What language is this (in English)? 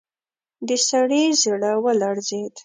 Pashto